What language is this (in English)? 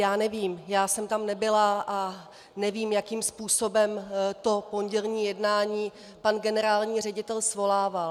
Czech